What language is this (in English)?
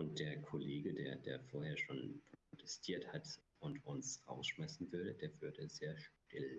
German